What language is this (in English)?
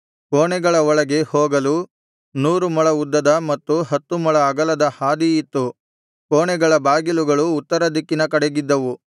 Kannada